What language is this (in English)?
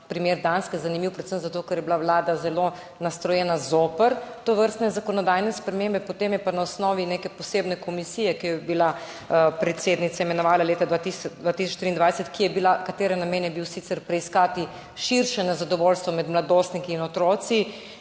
Slovenian